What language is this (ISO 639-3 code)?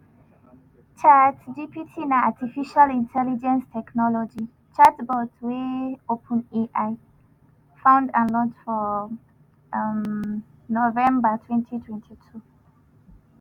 pcm